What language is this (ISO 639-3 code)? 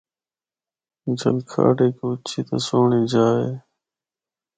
hno